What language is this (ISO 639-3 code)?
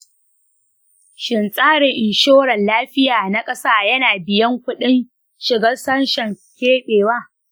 hau